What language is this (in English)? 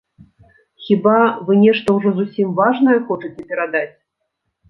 Belarusian